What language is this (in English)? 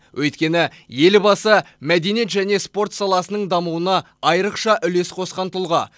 Kazakh